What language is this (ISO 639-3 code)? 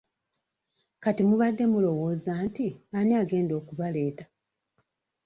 lug